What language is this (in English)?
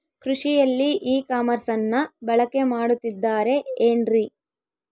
Kannada